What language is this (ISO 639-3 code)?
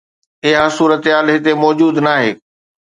snd